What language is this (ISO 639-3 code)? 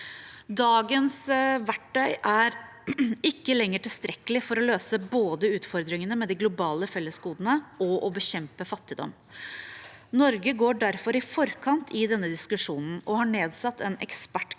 nor